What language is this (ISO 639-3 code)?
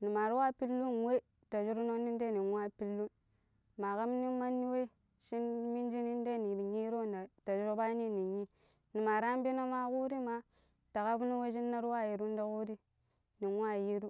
pip